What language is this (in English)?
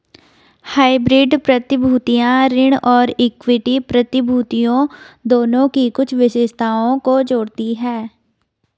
Hindi